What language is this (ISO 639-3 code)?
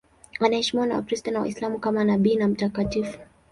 swa